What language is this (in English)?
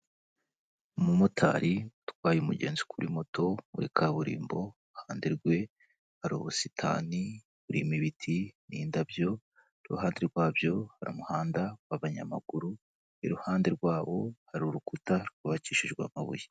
Kinyarwanda